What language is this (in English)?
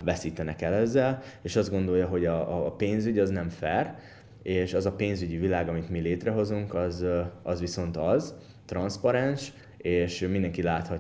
Hungarian